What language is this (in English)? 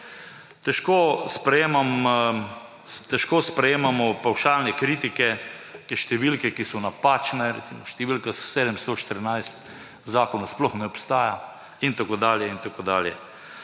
Slovenian